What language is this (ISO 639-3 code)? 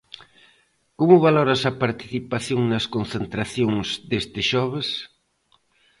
glg